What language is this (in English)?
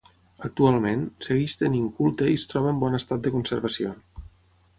Catalan